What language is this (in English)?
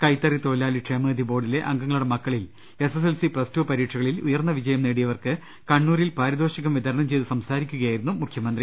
Malayalam